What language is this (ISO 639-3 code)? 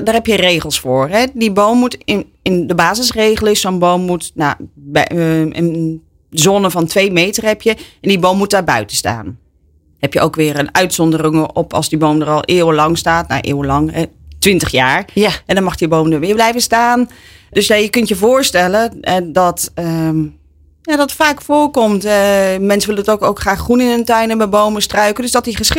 nld